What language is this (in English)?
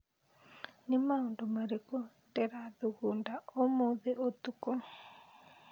Kikuyu